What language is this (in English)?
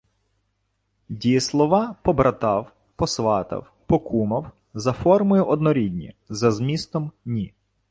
Ukrainian